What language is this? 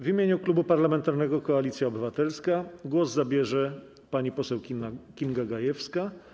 Polish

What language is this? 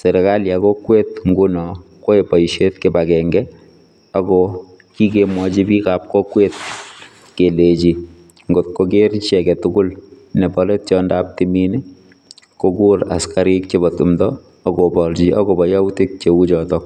Kalenjin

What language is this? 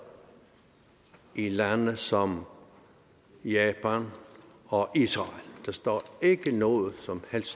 Danish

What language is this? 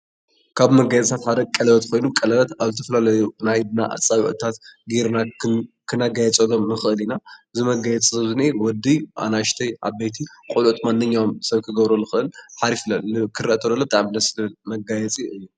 Tigrinya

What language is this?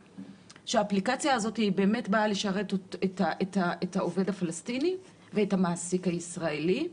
Hebrew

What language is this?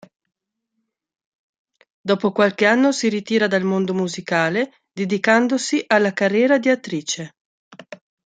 Italian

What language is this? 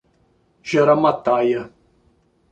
Portuguese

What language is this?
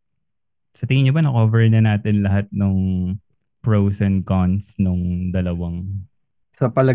Filipino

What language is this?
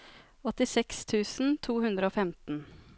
Norwegian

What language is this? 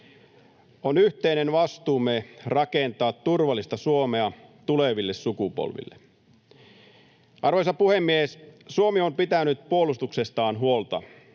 Finnish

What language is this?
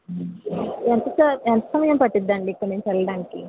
Telugu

